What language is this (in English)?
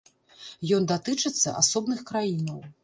Belarusian